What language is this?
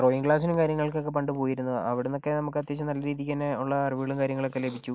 Malayalam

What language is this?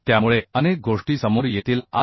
Marathi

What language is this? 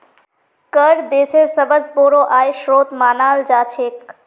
Magahi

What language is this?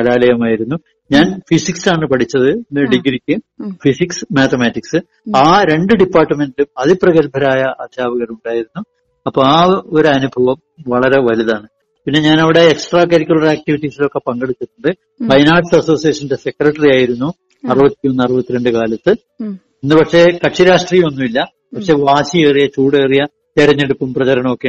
Malayalam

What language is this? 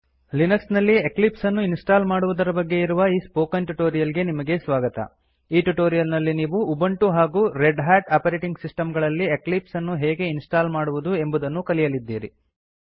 Kannada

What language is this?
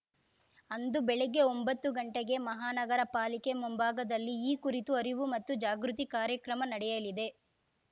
Kannada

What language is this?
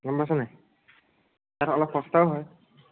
Assamese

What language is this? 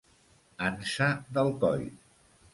Catalan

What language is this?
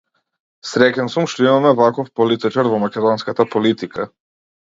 Macedonian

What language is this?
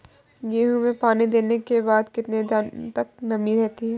Hindi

